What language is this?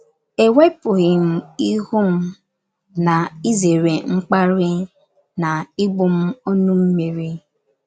Igbo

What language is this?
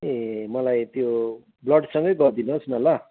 Nepali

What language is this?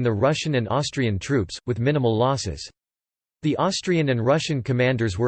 English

